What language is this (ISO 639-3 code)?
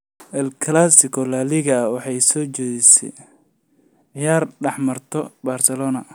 som